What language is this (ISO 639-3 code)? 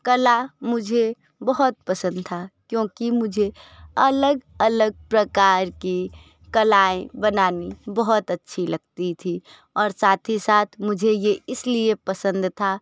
hin